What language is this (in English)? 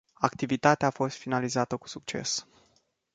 Romanian